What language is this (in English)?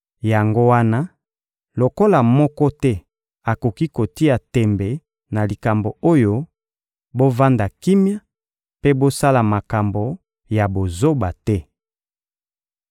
Lingala